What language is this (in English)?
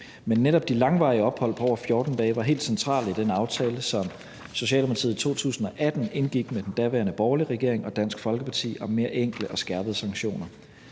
Danish